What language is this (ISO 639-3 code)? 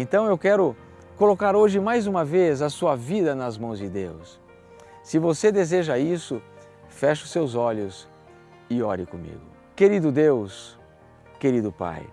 por